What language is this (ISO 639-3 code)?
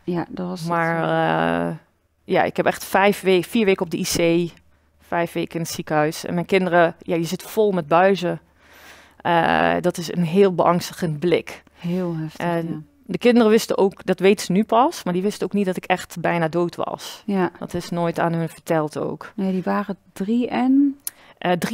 nld